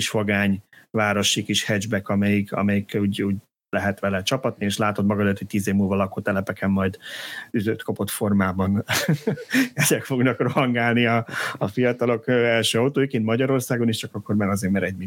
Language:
Hungarian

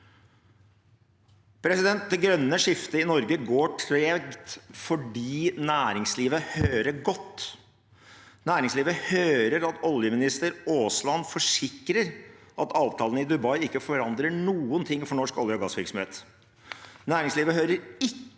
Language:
Norwegian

